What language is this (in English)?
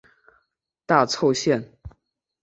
Chinese